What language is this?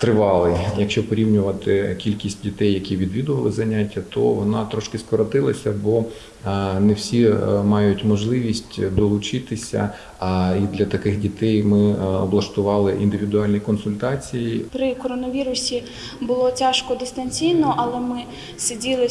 Ukrainian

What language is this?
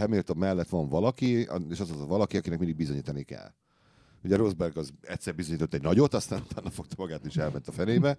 Hungarian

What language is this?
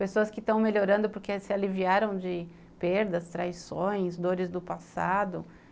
Portuguese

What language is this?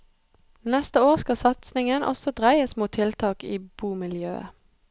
Norwegian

